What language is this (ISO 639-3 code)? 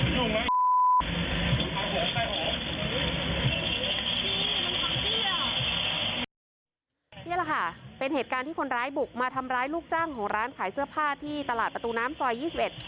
tha